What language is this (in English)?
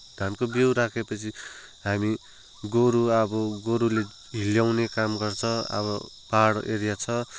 Nepali